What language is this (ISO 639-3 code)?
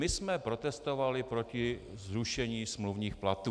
ces